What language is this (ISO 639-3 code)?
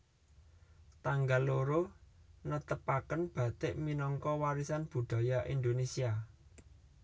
jav